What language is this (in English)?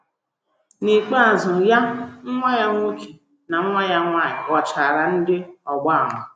Igbo